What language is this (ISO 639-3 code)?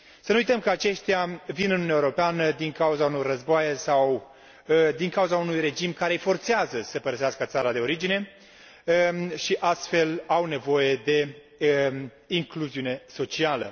ron